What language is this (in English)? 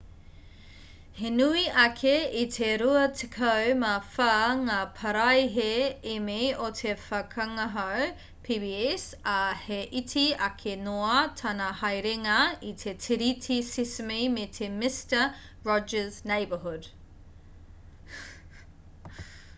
Māori